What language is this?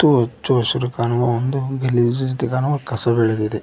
Kannada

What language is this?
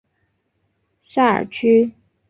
Chinese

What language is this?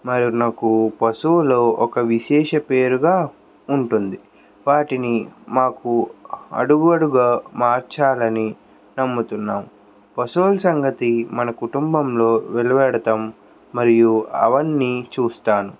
Telugu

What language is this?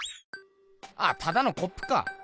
Japanese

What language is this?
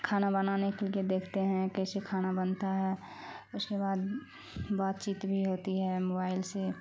Urdu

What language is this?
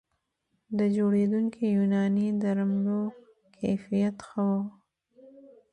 Pashto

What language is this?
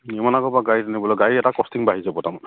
Assamese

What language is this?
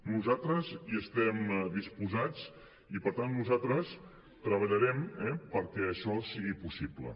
Catalan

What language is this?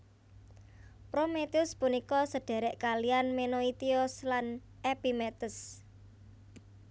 Javanese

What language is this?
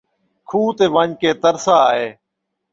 Saraiki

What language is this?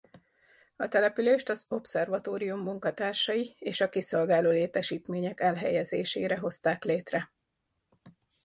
Hungarian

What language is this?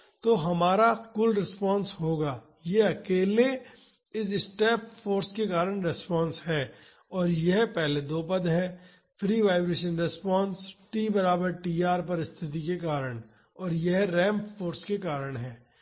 Hindi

